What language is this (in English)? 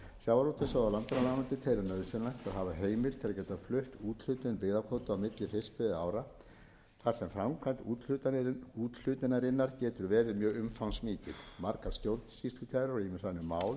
Icelandic